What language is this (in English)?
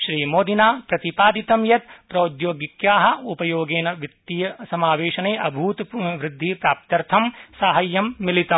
Sanskrit